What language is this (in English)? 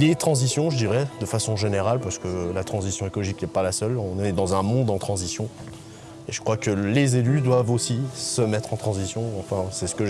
French